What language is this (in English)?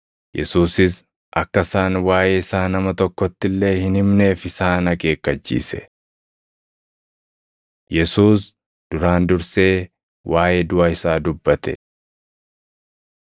Oromo